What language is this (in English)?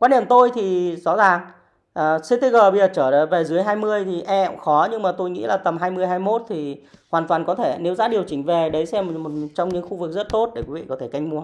Vietnamese